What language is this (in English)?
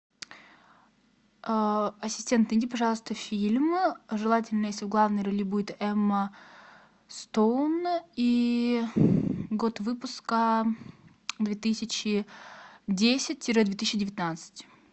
Russian